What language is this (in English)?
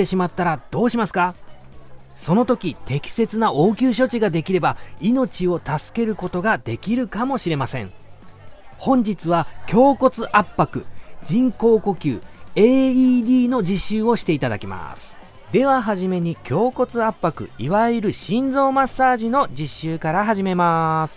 Japanese